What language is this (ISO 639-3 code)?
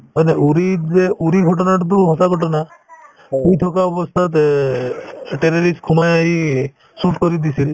asm